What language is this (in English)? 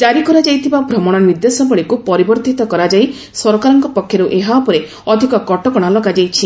Odia